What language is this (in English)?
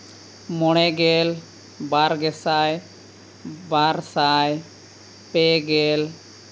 Santali